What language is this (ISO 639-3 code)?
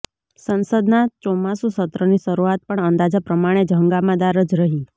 guj